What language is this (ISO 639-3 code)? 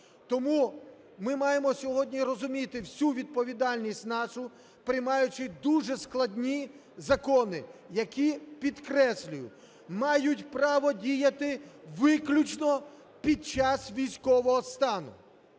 ukr